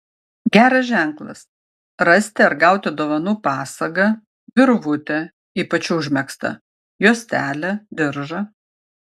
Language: Lithuanian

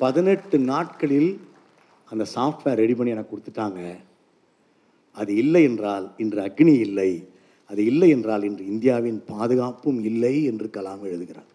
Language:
Tamil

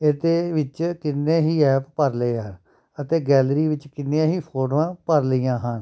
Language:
Punjabi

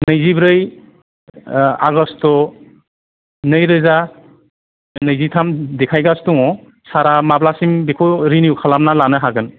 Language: Bodo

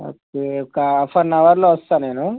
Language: Telugu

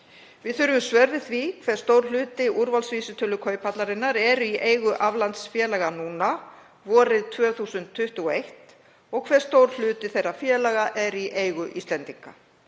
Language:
Icelandic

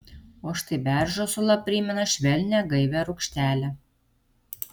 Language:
Lithuanian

